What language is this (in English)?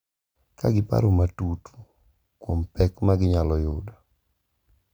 Luo (Kenya and Tanzania)